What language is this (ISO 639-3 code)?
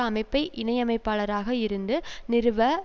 tam